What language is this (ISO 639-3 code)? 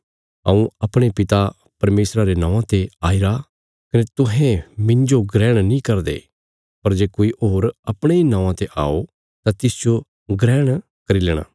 kfs